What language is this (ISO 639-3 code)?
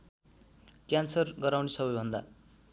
nep